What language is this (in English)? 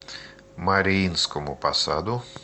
Russian